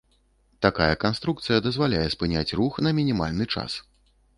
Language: Belarusian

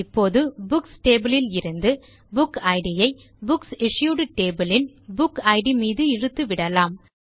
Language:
Tamil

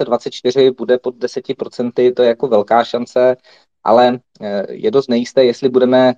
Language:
Czech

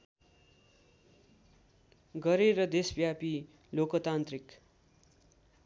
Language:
Nepali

